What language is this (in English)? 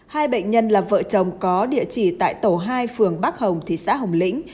Vietnamese